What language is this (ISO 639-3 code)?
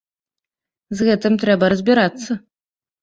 bel